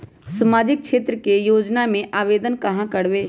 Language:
Magahi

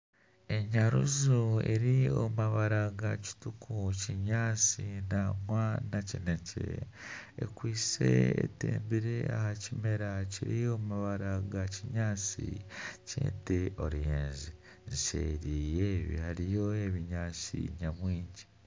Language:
Nyankole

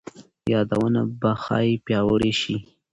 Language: Pashto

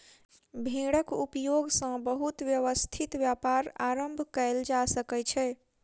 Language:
Maithili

